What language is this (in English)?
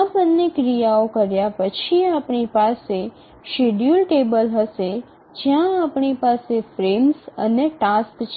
Gujarati